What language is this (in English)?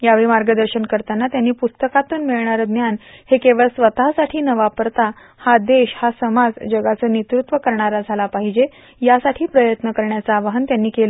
Marathi